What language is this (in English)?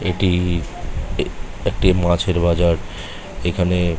Bangla